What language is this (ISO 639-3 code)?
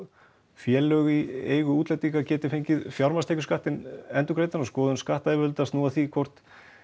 isl